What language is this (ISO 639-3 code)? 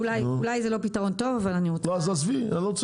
heb